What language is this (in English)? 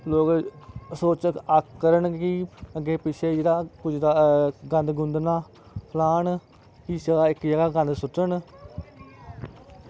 Dogri